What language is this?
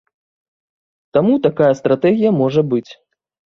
Belarusian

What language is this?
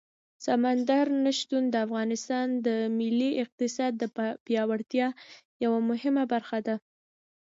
Pashto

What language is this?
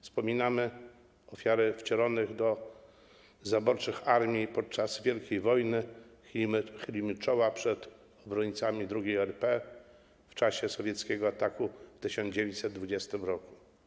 Polish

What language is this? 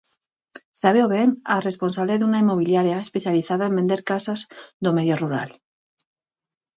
Galician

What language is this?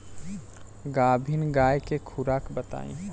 Bhojpuri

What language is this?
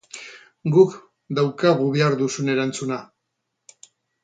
Basque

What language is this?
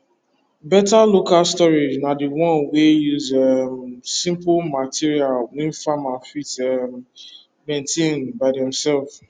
Nigerian Pidgin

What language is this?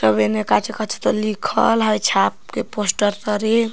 Magahi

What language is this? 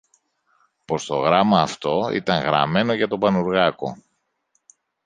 Greek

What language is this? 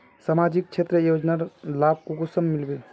Magahi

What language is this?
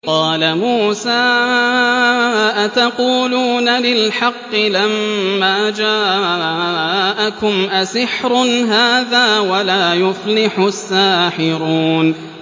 Arabic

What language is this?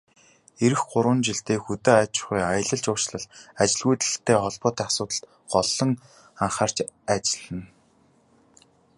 Mongolian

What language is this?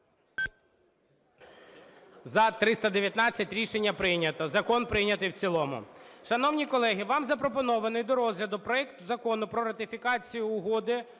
Ukrainian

